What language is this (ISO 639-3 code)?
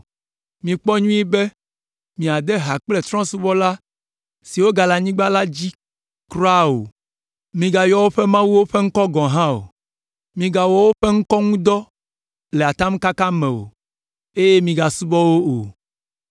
ewe